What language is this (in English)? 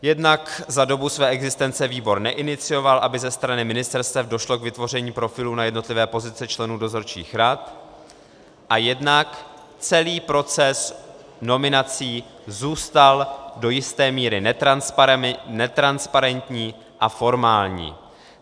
Czech